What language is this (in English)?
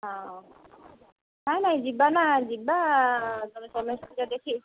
Odia